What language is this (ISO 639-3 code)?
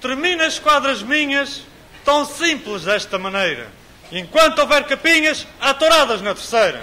por